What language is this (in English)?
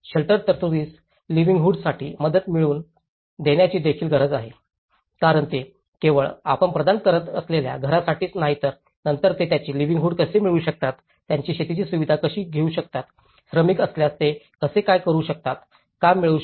Marathi